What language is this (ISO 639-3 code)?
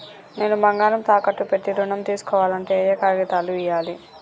tel